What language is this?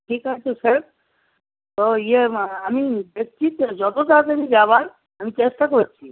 Bangla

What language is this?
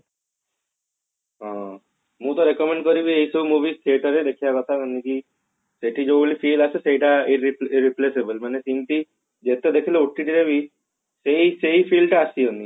Odia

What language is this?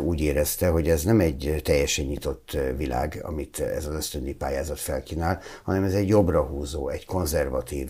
Hungarian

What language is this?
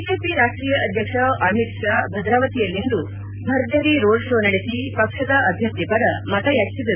Kannada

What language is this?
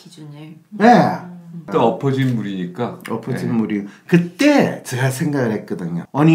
Korean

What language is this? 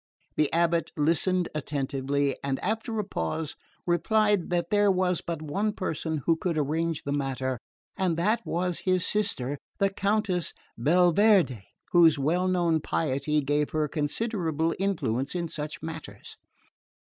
English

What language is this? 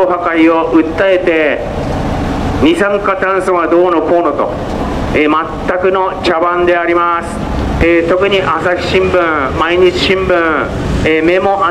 Japanese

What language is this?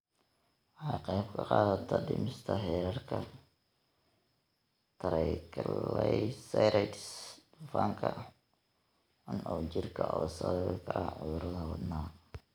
Somali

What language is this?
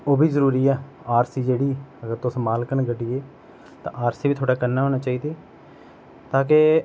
Dogri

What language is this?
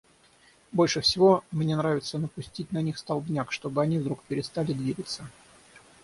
Russian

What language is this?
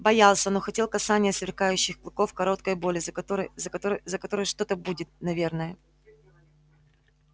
Russian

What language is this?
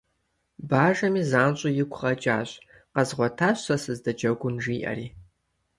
Kabardian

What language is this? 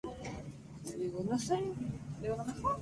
Spanish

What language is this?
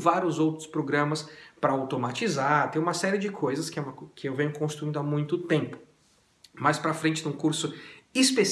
Portuguese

